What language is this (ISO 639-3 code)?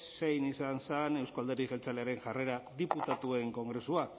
eus